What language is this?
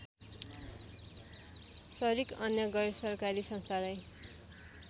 Nepali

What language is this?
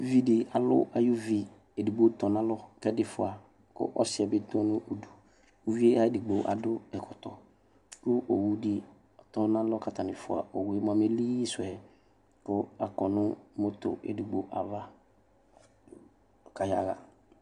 Ikposo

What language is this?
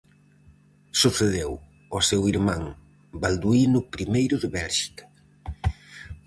Galician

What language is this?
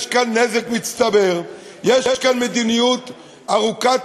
Hebrew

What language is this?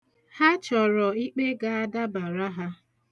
Igbo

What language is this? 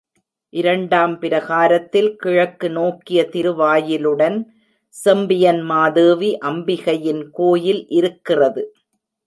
Tamil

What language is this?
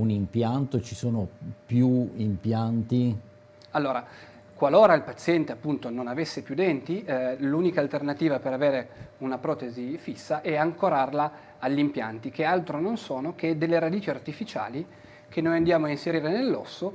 Italian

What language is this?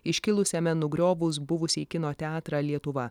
Lithuanian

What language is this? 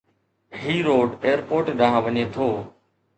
Sindhi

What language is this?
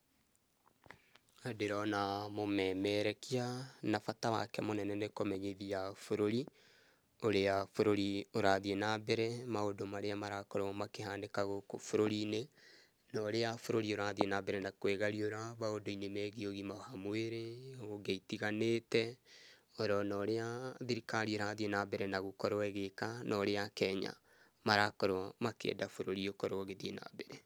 Kikuyu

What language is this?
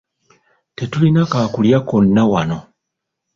Ganda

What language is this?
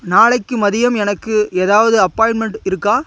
Tamil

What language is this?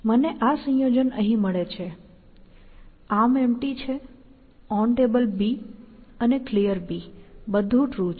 Gujarati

